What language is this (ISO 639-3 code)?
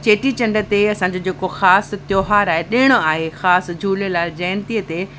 snd